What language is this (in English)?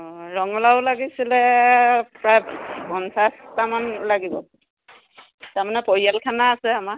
Assamese